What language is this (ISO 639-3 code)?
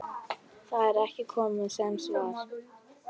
isl